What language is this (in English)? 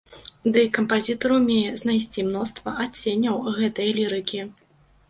Belarusian